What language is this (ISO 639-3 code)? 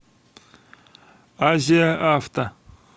rus